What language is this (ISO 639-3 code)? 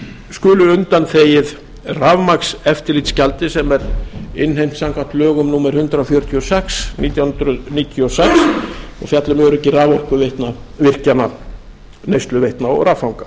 isl